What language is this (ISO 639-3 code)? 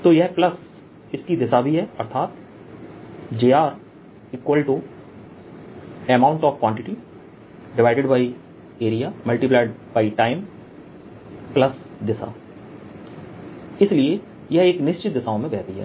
hin